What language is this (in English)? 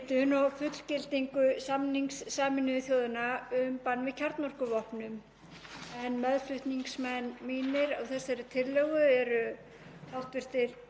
Icelandic